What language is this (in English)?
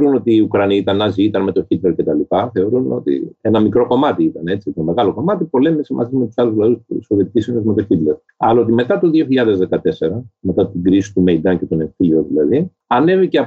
Greek